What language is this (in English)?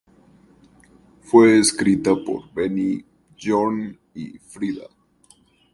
Spanish